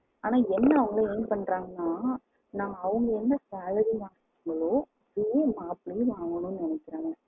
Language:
Tamil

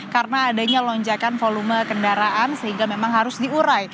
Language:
Indonesian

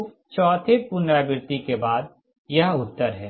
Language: Hindi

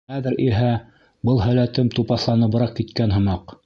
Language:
Bashkir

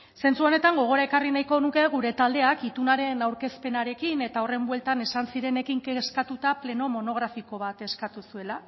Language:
Basque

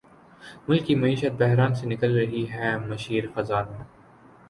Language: Urdu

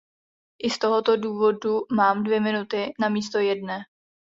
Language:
Czech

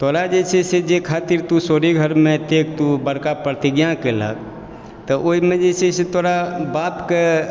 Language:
Maithili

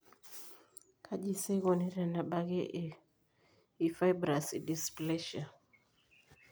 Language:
Masai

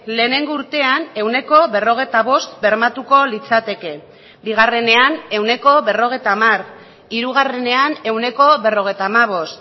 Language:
Basque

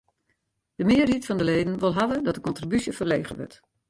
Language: Western Frisian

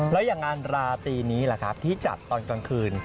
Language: Thai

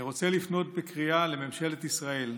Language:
Hebrew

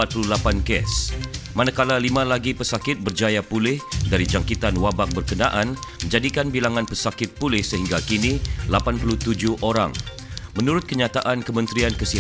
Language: Malay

